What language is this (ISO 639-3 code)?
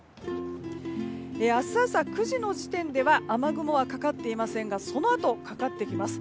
jpn